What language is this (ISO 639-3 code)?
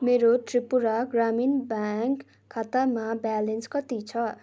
nep